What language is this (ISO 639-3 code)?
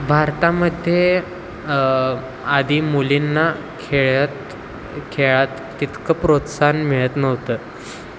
mar